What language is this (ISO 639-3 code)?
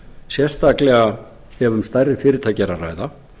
isl